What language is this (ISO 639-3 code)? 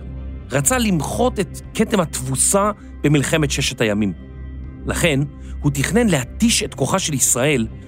heb